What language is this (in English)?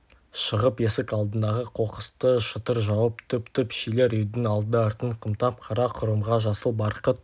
Kazakh